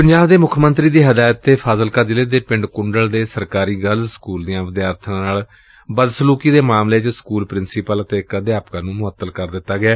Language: Punjabi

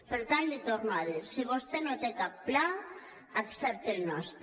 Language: Catalan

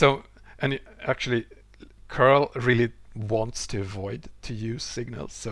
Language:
English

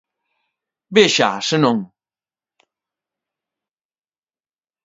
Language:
Galician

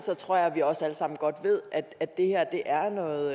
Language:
Danish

